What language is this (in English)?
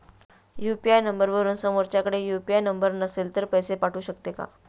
Marathi